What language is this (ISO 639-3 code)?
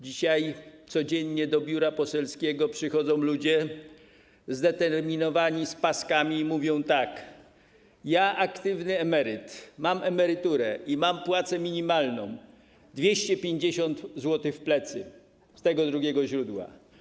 pol